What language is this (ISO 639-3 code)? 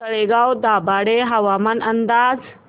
mar